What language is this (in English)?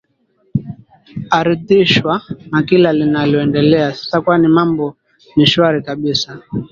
Swahili